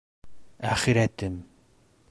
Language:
Bashkir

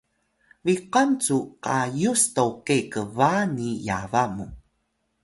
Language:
Atayal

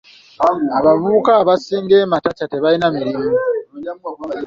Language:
Ganda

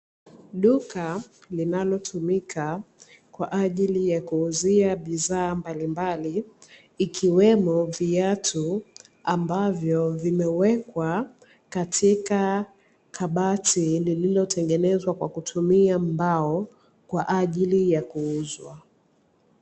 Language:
Swahili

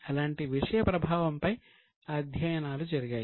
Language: Telugu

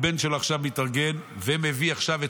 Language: Hebrew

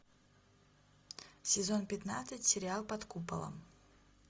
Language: Russian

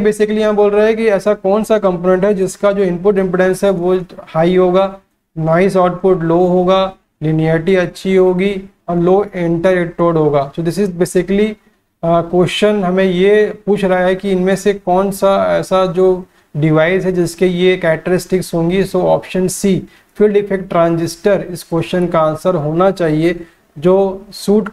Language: Hindi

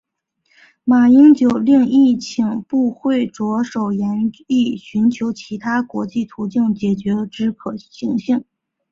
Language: Chinese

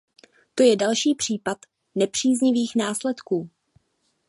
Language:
Czech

